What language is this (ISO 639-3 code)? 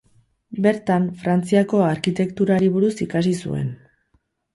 eus